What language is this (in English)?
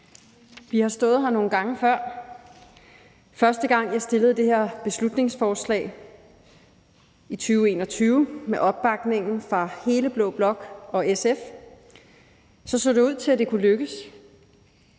Danish